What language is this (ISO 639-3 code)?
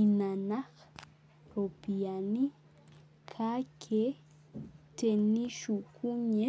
mas